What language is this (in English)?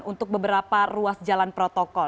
Indonesian